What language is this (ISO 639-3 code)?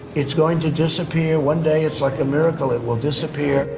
eng